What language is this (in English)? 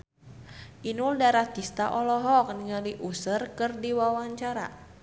Sundanese